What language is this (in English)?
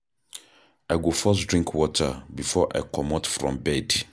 Nigerian Pidgin